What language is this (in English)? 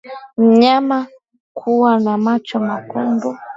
Swahili